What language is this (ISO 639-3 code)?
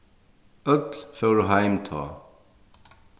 fao